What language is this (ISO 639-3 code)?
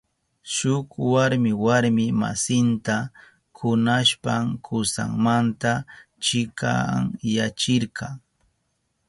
qup